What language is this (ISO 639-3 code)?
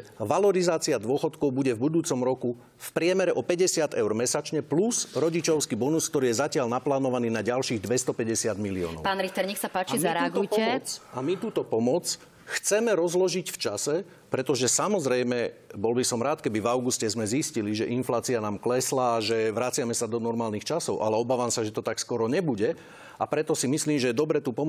slk